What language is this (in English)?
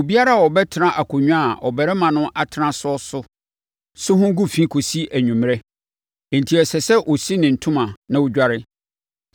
Akan